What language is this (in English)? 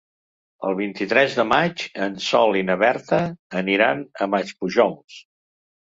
Catalan